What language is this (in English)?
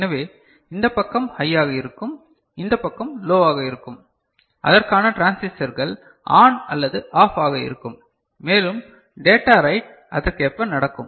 Tamil